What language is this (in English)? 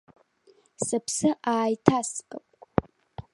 Abkhazian